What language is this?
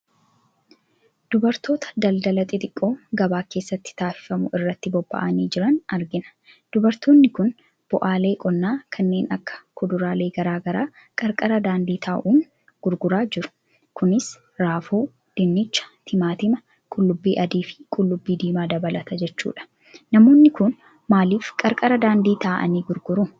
Oromo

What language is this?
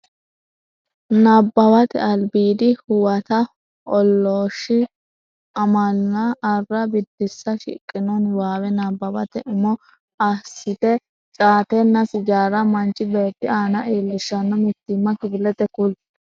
Sidamo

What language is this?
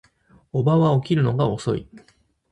Japanese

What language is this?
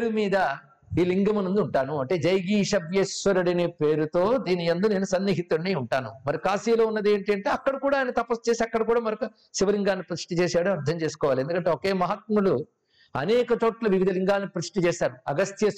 Telugu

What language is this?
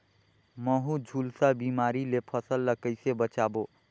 Chhattisgarhi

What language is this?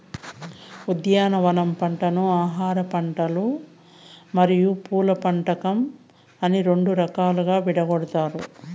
Telugu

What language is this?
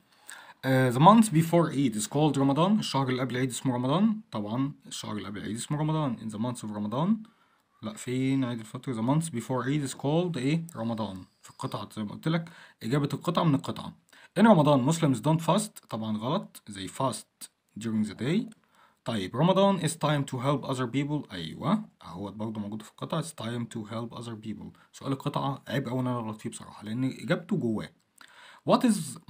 Arabic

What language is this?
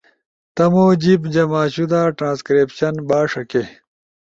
Ushojo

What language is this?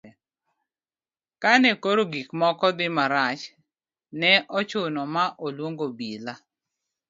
Luo (Kenya and Tanzania)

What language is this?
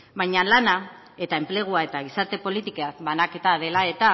Basque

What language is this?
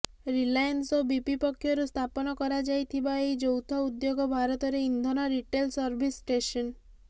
Odia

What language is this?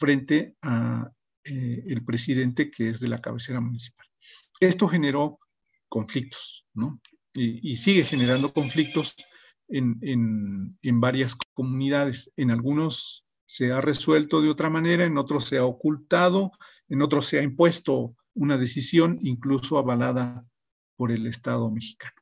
Spanish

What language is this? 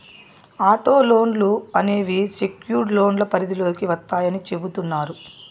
Telugu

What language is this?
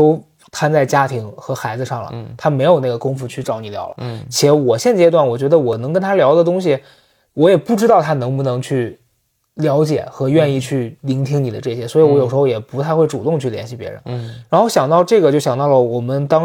Chinese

